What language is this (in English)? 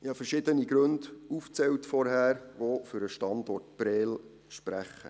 Swiss German